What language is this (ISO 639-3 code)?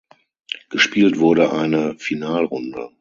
deu